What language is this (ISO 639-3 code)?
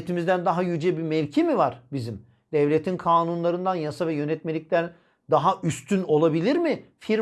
tur